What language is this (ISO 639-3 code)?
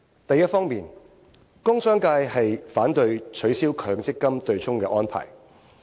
yue